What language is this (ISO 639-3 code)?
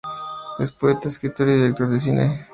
spa